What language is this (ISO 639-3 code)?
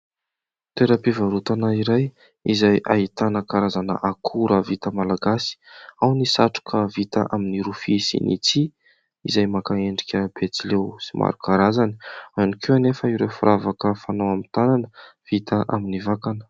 mlg